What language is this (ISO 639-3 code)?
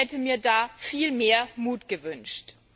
deu